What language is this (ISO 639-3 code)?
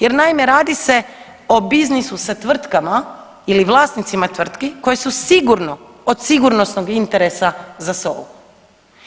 hrv